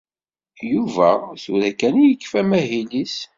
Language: Kabyle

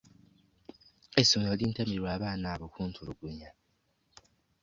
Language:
Ganda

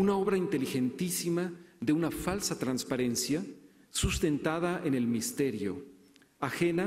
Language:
Spanish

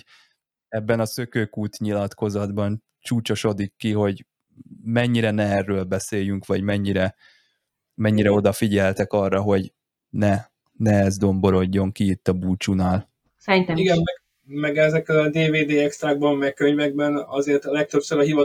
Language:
Hungarian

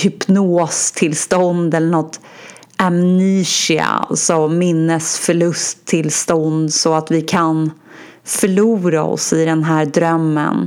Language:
Swedish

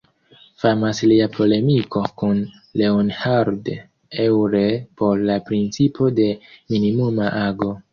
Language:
Esperanto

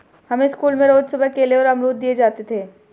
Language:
Hindi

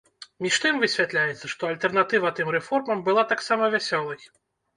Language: Belarusian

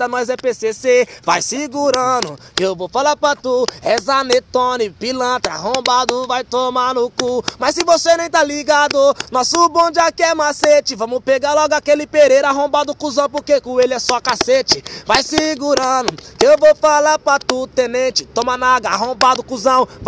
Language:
Portuguese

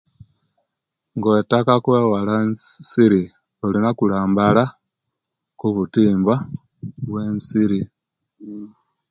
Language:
Kenyi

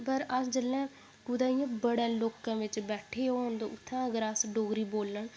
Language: Dogri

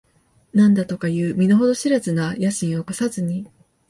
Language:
Japanese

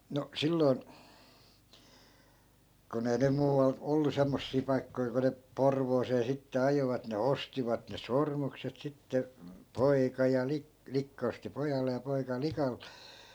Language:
Finnish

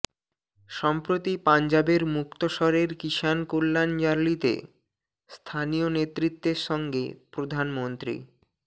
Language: Bangla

